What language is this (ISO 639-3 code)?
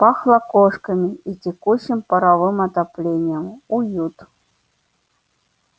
rus